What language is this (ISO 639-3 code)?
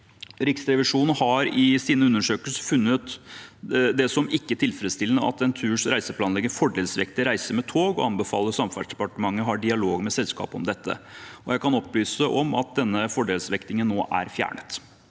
nor